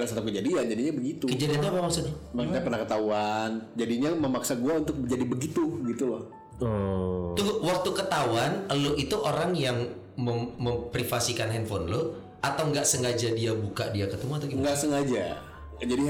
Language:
Indonesian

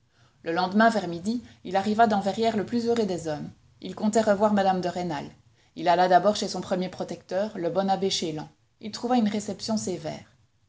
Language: French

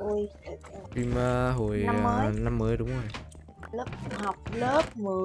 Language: Vietnamese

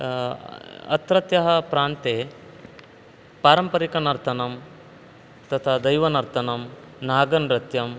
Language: Sanskrit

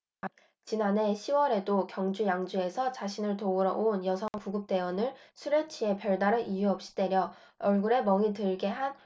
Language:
Korean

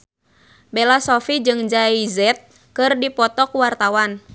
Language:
Sundanese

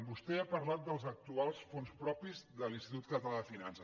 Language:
Catalan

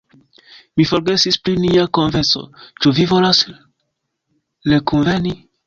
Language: Esperanto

